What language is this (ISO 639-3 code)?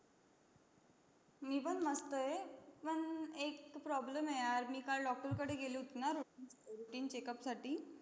mar